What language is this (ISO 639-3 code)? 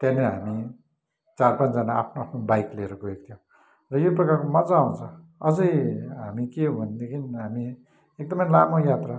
nep